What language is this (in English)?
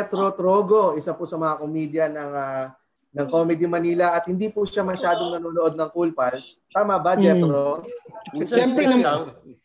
Filipino